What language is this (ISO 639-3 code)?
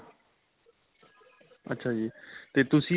pan